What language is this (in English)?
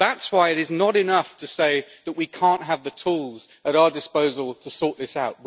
English